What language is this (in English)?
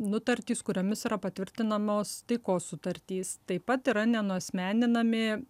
Lithuanian